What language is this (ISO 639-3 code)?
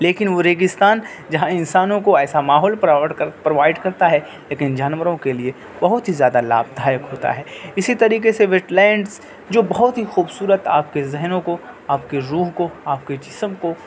urd